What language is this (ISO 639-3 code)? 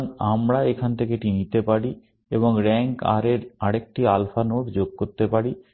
ben